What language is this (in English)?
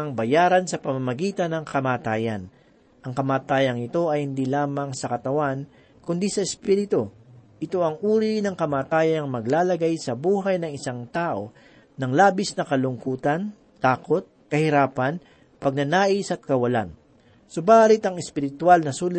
Filipino